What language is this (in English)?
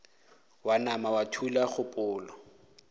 Northern Sotho